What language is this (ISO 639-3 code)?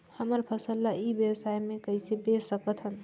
hne